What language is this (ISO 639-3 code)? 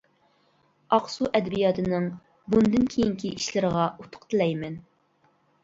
uig